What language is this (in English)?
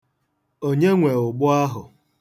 Igbo